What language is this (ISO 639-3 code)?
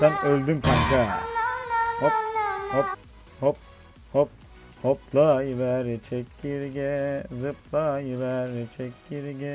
tur